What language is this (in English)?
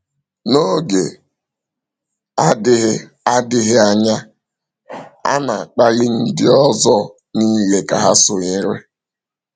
Igbo